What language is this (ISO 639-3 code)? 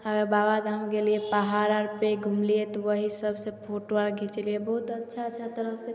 mai